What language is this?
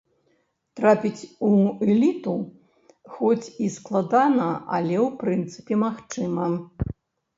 Belarusian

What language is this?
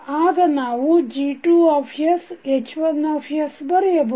Kannada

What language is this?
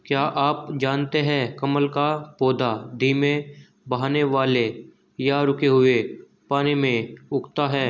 Hindi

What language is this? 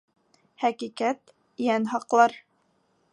Bashkir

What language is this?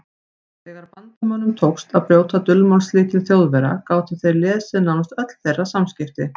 Icelandic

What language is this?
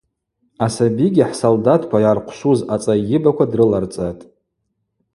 Abaza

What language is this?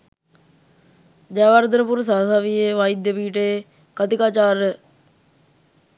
Sinhala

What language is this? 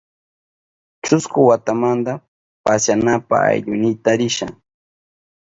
Southern Pastaza Quechua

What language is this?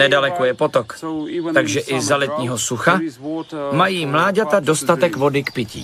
Czech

